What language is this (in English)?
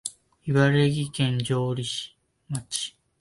Japanese